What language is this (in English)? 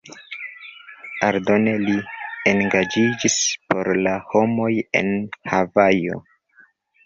Esperanto